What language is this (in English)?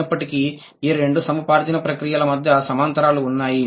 Telugu